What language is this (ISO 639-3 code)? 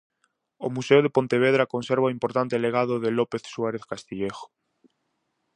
glg